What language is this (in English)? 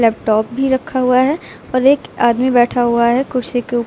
Hindi